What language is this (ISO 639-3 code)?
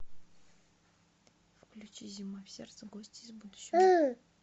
rus